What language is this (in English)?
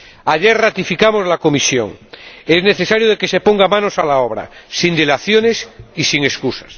Spanish